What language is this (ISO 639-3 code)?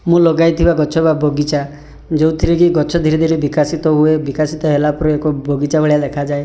ori